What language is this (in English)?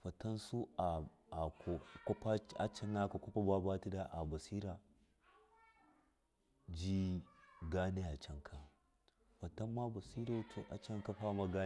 Miya